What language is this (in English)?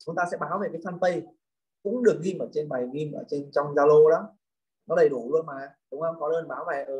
Vietnamese